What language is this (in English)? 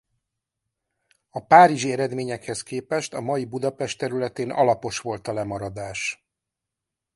Hungarian